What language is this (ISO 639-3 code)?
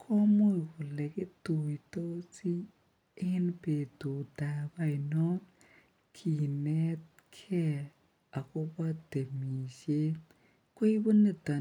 kln